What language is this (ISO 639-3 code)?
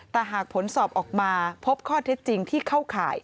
tha